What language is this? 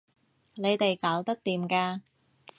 Cantonese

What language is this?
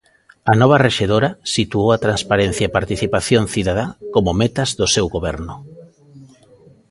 Galician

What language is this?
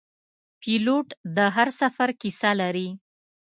Pashto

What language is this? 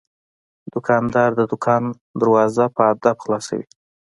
Pashto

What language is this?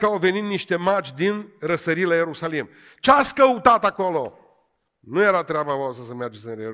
Romanian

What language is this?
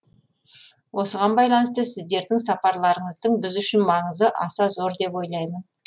Kazakh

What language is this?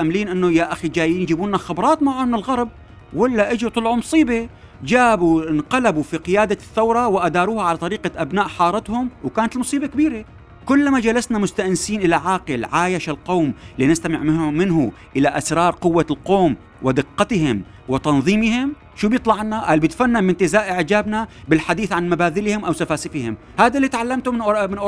Arabic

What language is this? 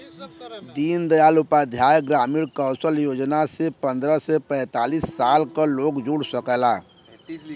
Bhojpuri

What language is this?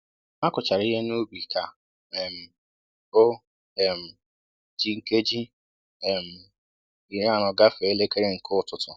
Igbo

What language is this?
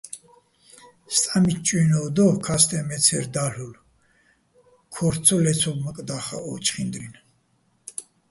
Bats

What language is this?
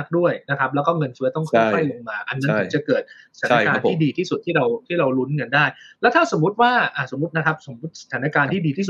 Thai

